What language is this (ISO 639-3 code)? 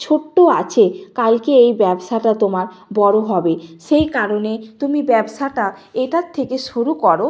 ben